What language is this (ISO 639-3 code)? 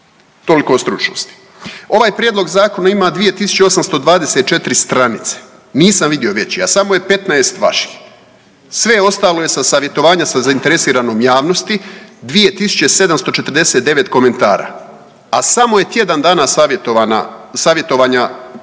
hrv